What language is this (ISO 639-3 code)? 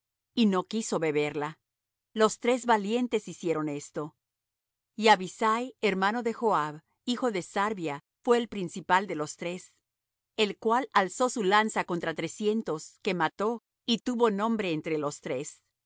spa